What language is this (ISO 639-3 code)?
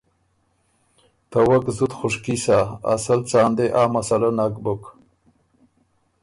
oru